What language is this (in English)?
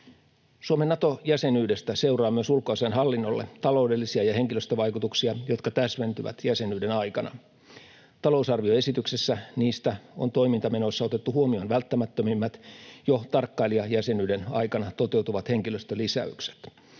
Finnish